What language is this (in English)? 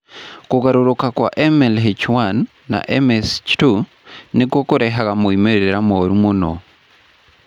Kikuyu